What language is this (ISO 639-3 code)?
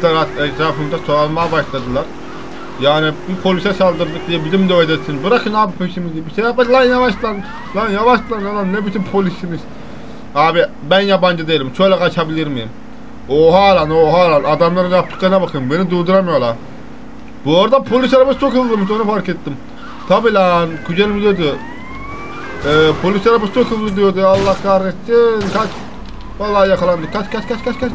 tur